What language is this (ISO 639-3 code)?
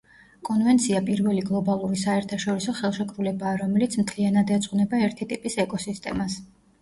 kat